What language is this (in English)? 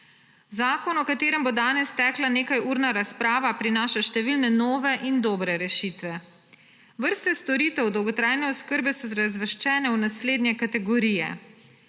Slovenian